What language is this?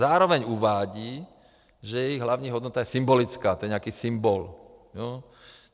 Czech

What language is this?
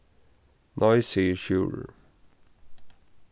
Faroese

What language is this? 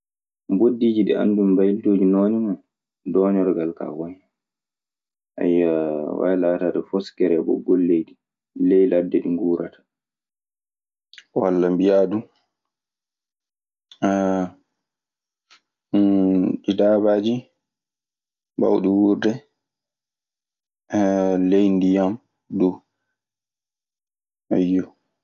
Maasina Fulfulde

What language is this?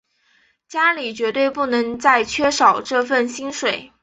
Chinese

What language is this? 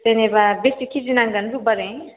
Bodo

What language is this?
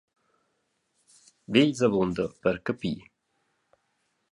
Romansh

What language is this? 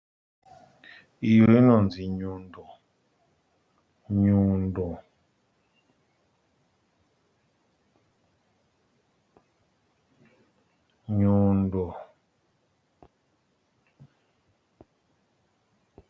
Shona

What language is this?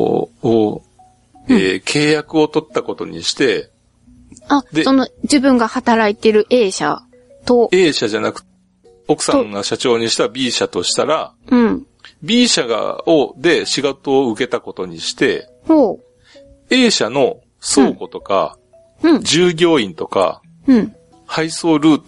Japanese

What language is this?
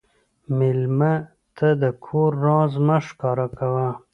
Pashto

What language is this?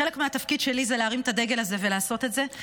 Hebrew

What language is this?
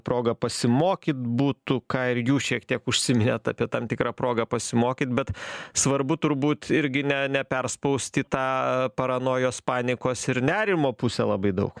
Lithuanian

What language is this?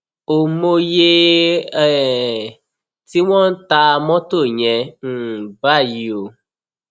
Yoruba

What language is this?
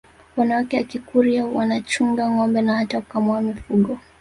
Swahili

